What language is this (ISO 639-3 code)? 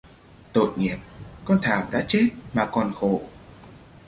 vie